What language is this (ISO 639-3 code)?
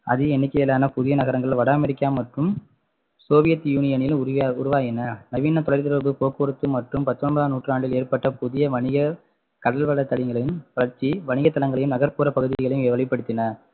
tam